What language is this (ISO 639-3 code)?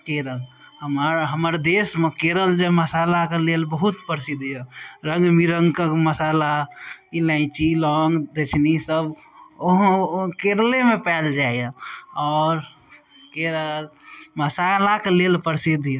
mai